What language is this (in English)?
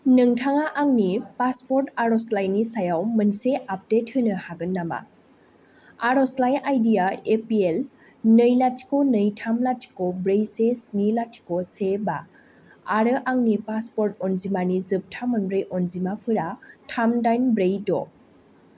Bodo